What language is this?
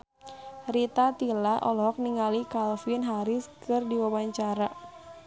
Sundanese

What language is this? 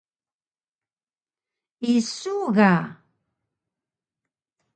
Taroko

